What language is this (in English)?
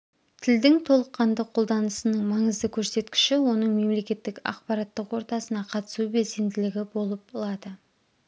Kazakh